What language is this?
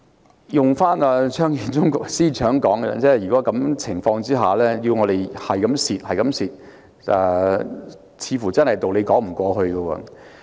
Cantonese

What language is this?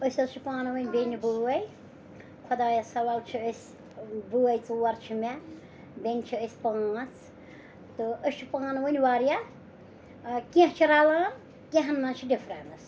Kashmiri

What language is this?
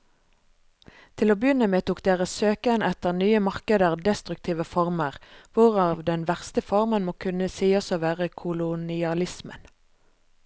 Norwegian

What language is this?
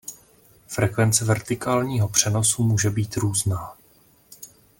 Czech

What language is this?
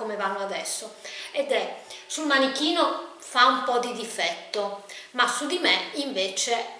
Italian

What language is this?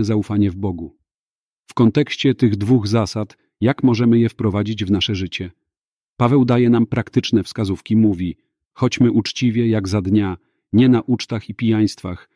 Polish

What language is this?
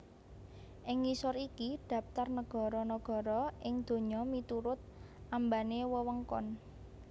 Javanese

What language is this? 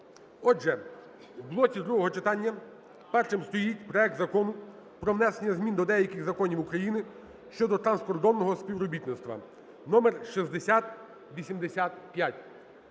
Ukrainian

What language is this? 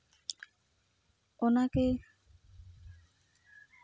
Santali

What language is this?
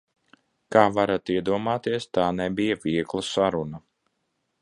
Latvian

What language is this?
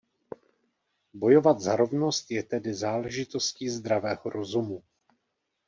Czech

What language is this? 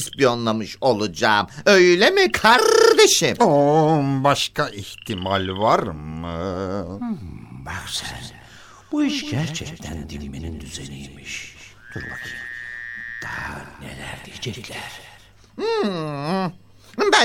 Turkish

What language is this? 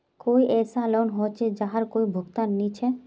Magahi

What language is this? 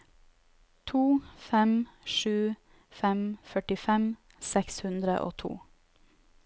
Norwegian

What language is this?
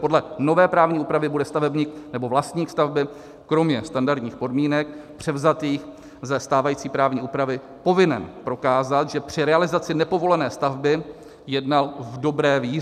Czech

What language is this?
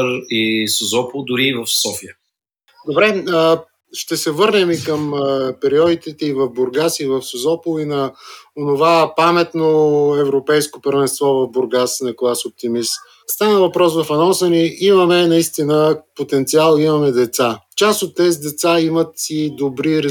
Bulgarian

